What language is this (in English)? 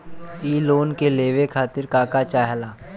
Bhojpuri